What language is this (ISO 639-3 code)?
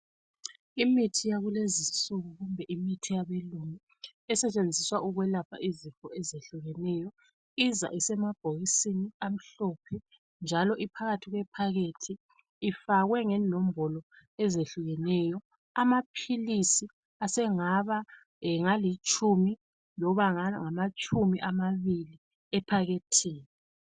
nde